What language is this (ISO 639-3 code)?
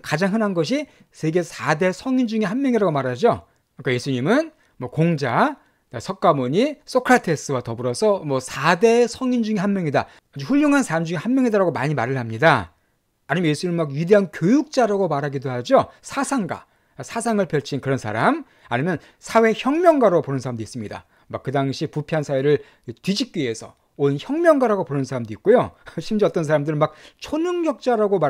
kor